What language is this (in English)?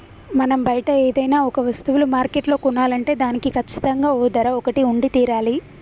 Telugu